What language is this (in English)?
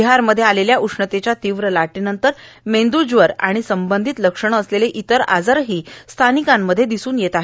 Marathi